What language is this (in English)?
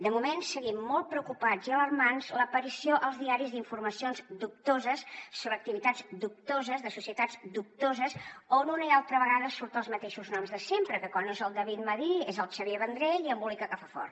Catalan